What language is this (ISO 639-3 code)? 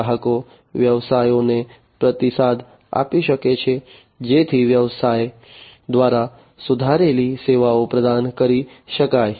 guj